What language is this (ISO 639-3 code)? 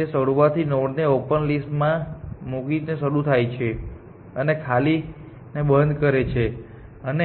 guj